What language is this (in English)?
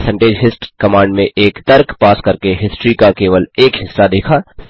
Hindi